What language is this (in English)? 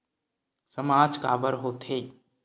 Chhattisgarhi